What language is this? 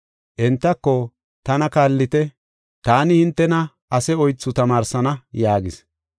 Gofa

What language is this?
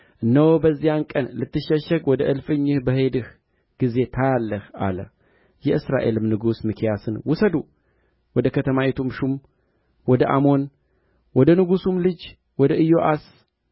Amharic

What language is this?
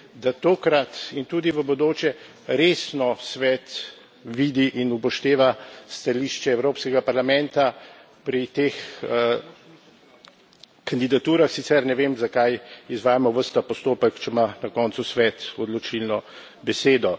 Slovenian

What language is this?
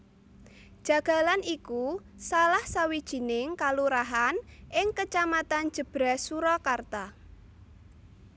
Javanese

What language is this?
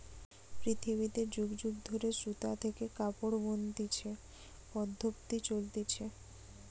Bangla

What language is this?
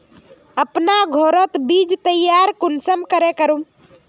Magahi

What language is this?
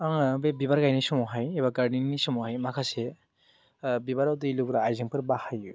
Bodo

